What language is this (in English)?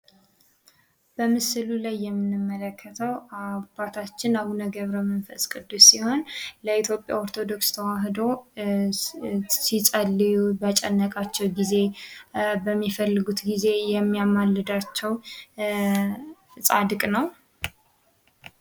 Amharic